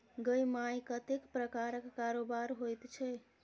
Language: Maithili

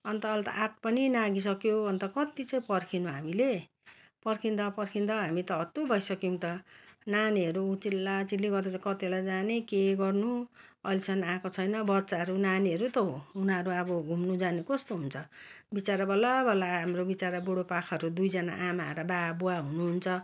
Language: Nepali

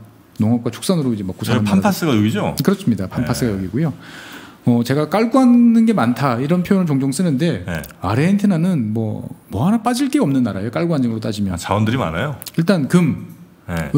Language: Korean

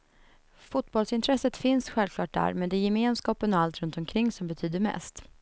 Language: Swedish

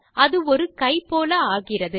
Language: Tamil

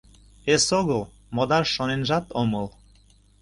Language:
Mari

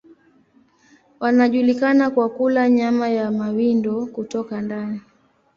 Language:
Swahili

